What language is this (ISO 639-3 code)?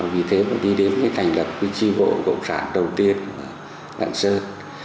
vie